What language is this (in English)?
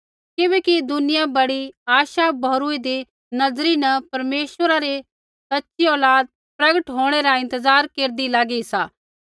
Kullu Pahari